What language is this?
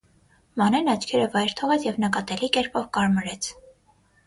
Armenian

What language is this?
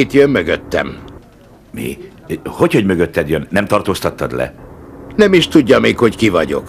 Hungarian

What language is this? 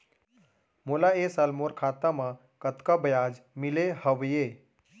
Chhattisgarhi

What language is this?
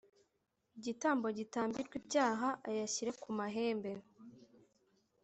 Kinyarwanda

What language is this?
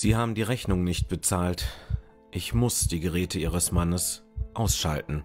German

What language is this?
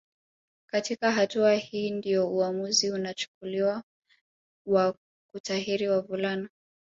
Swahili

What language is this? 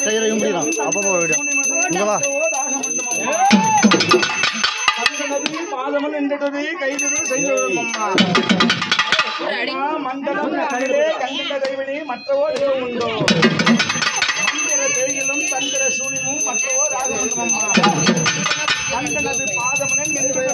Tamil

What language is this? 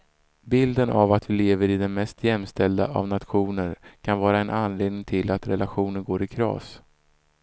Swedish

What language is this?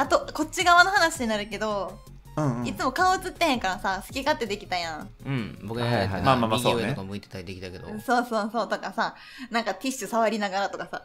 Japanese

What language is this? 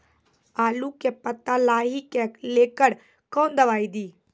Maithili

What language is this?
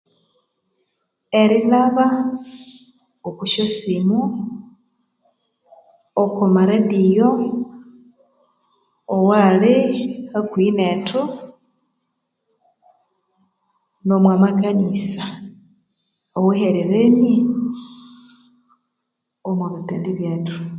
Konzo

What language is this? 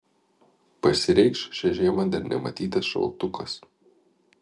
Lithuanian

